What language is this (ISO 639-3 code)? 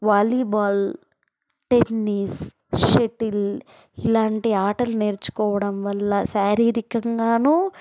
tel